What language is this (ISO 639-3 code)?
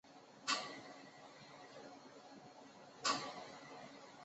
zho